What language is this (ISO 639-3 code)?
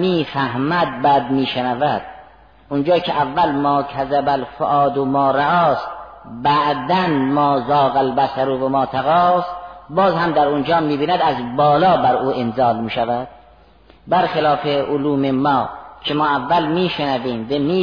fas